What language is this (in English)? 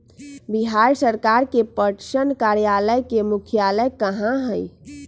Magahi